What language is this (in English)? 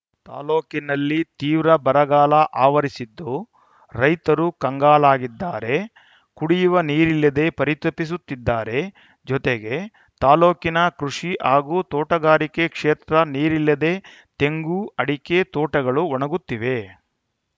Kannada